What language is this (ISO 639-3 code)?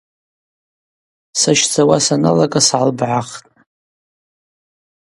abq